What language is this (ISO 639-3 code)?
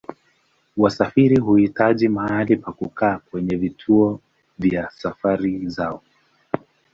swa